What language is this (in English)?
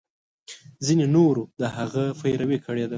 Pashto